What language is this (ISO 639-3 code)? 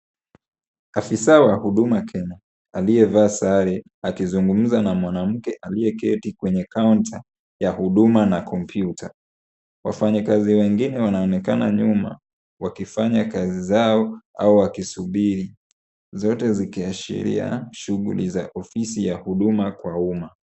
swa